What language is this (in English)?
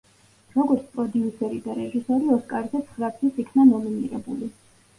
Georgian